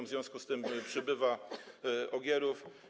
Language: Polish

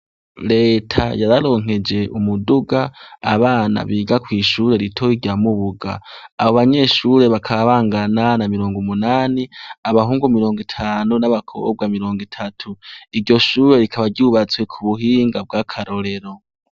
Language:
Rundi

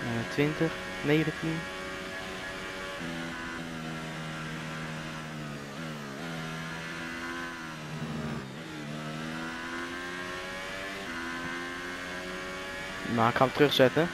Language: Dutch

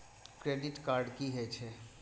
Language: Maithili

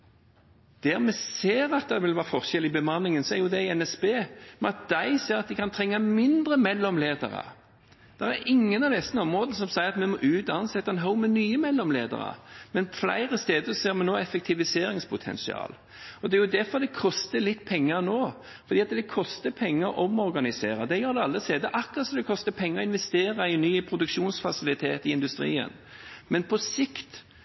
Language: Norwegian Bokmål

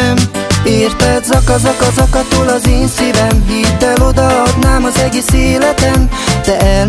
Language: Hungarian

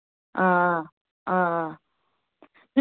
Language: Kashmiri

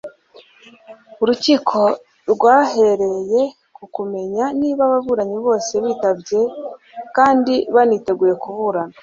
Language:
Kinyarwanda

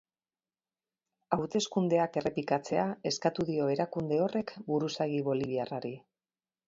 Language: Basque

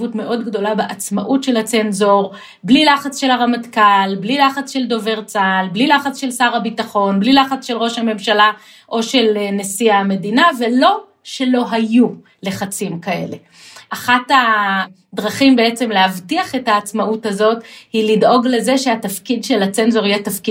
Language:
Hebrew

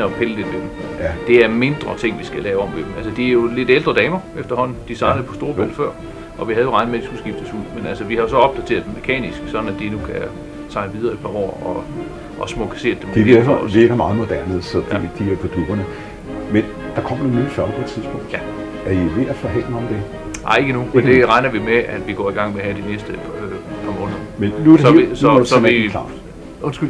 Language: Danish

